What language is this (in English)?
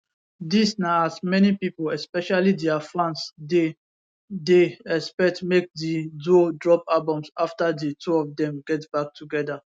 Nigerian Pidgin